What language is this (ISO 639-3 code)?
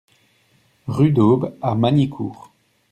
fra